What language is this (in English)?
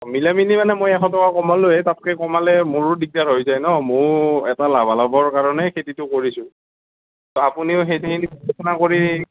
Assamese